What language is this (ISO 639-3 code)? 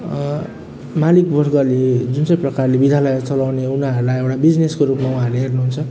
nep